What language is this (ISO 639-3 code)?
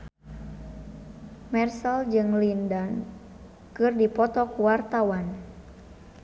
sun